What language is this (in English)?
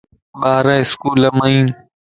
Lasi